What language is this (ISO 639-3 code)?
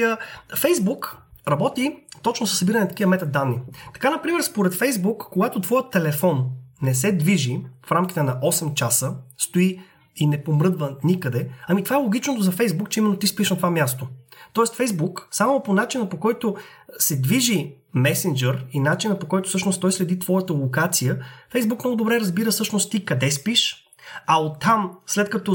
bul